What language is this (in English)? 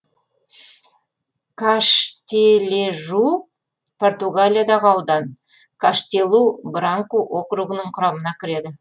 Kazakh